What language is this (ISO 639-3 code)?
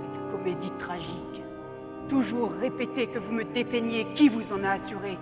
fra